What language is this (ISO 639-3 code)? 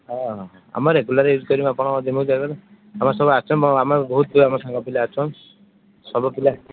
ori